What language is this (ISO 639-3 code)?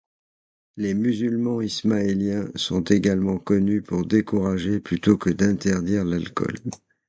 fra